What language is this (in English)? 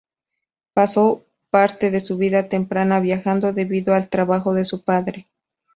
Spanish